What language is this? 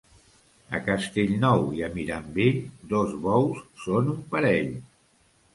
Catalan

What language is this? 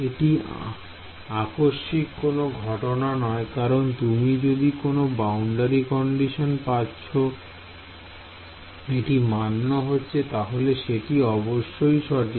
Bangla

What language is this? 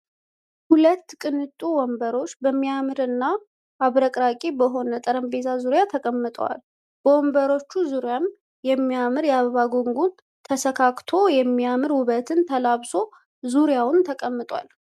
Amharic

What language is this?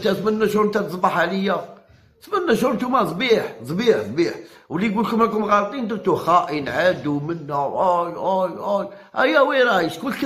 Arabic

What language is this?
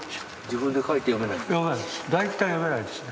Japanese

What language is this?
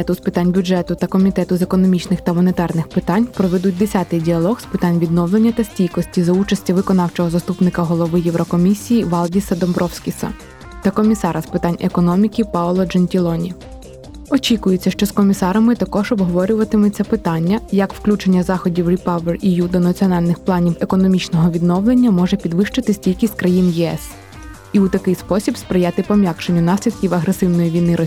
Ukrainian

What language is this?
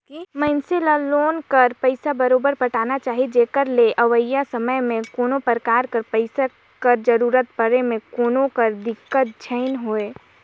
Chhattisgarhi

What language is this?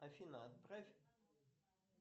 Russian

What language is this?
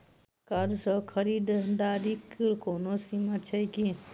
Maithili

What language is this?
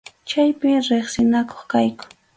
Arequipa-La Unión Quechua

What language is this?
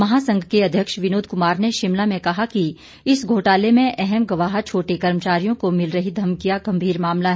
Hindi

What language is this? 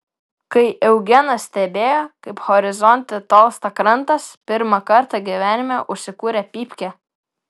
Lithuanian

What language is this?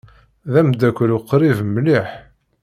Kabyle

